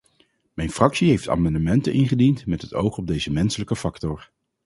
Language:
Dutch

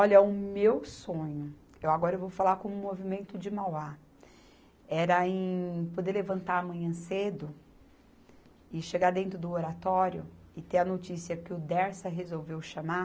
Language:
Portuguese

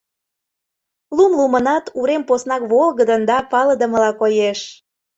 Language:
Mari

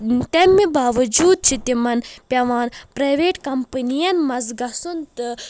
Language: Kashmiri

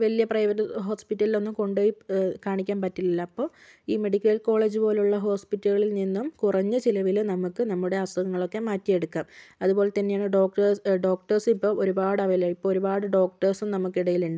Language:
Malayalam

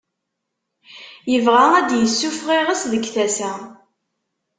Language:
Kabyle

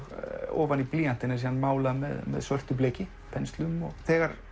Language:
Icelandic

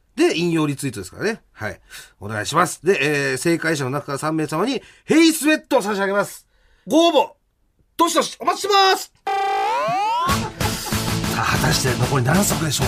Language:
Japanese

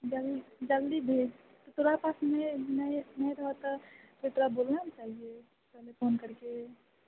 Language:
Maithili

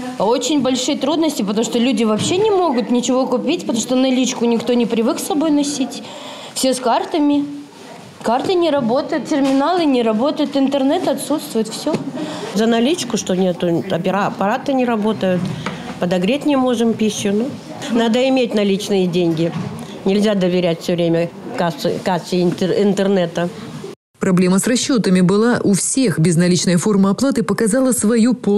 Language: Russian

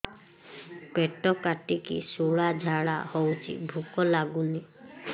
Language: Odia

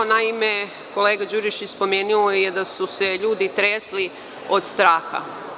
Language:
Serbian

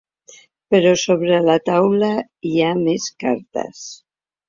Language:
Catalan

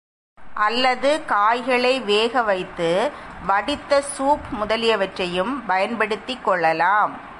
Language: Tamil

